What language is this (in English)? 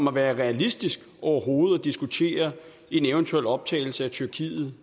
Danish